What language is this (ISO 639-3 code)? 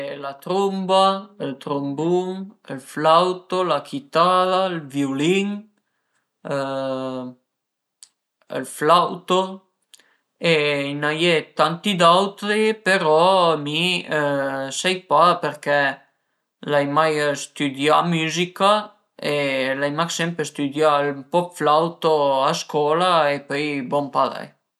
pms